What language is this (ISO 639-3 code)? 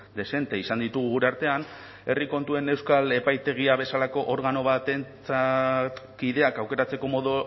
eus